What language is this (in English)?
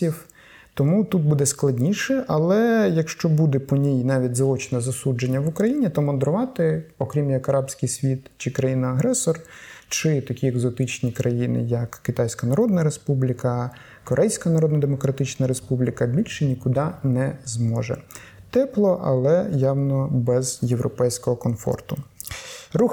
Ukrainian